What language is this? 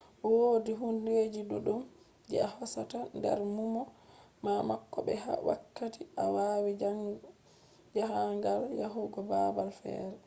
Fula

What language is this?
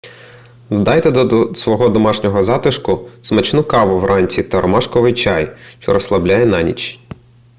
Ukrainian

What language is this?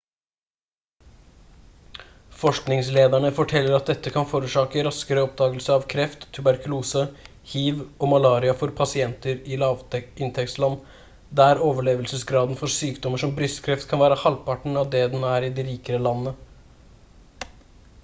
Norwegian Bokmål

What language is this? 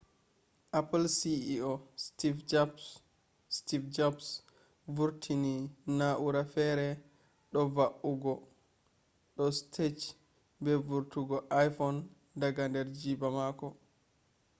Fula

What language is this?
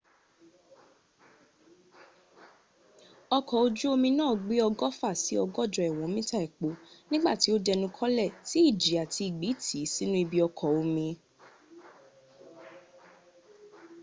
Yoruba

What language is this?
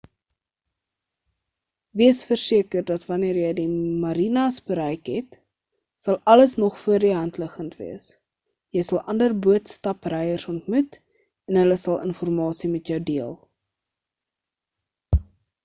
Afrikaans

